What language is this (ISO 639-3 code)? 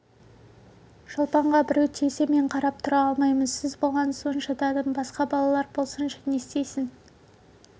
kaz